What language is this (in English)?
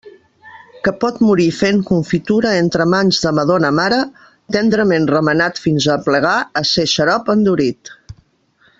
Catalan